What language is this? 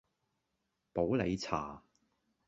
Cantonese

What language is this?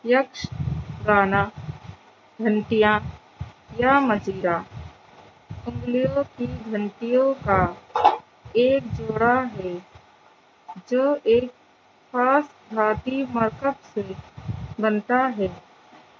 Urdu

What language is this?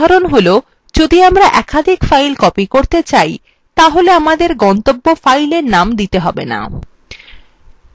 Bangla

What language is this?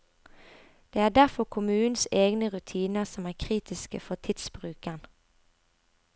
Norwegian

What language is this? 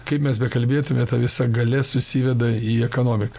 Lithuanian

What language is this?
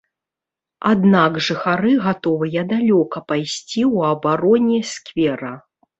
Belarusian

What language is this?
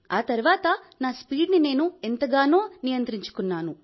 Telugu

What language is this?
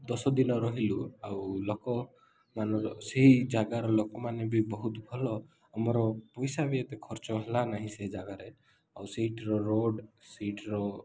Odia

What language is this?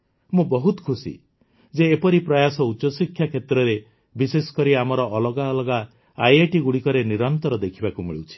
Odia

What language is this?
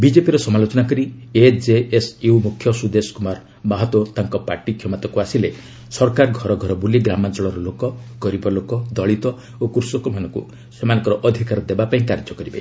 Odia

